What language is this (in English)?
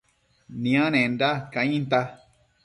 Matsés